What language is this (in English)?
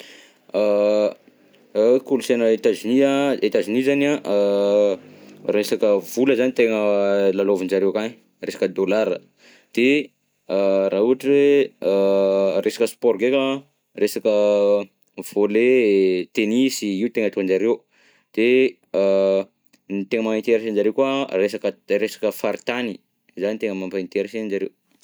Southern Betsimisaraka Malagasy